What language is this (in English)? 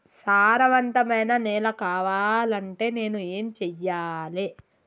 Telugu